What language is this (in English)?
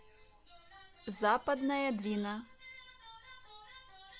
Russian